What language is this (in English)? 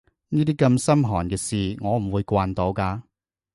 Cantonese